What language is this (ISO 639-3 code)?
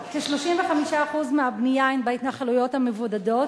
heb